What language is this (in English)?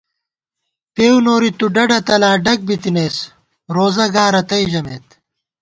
Gawar-Bati